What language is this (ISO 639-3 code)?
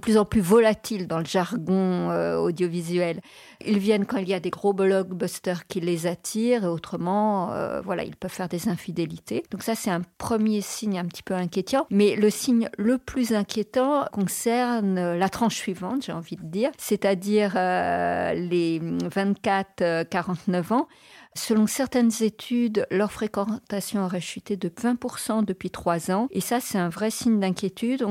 fra